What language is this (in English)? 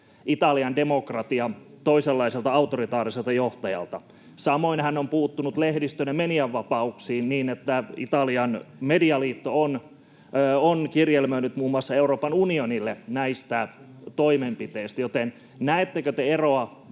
Finnish